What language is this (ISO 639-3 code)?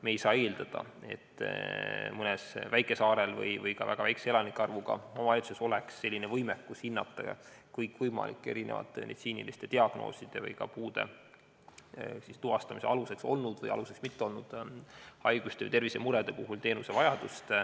est